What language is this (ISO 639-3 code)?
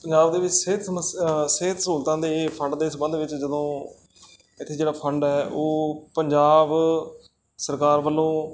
pan